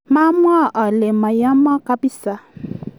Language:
Kalenjin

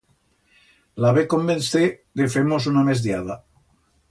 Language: Aragonese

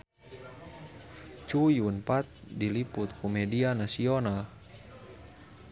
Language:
Sundanese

